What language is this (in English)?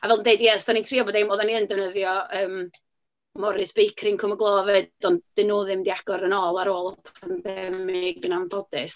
Welsh